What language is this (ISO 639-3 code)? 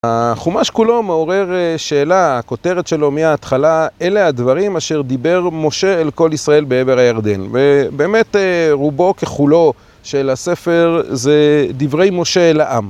heb